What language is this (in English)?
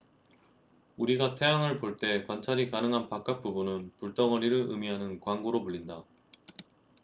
Korean